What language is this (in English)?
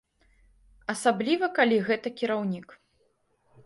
Belarusian